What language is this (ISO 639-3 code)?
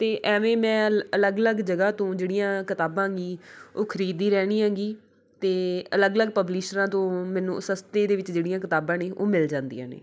pan